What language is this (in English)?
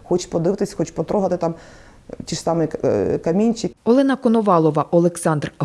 Ukrainian